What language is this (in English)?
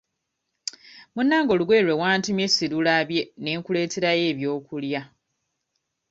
Ganda